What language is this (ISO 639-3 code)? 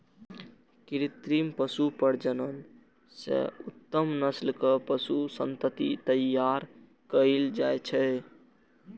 mai